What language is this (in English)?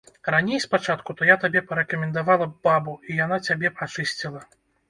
Belarusian